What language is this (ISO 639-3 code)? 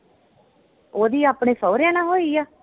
pan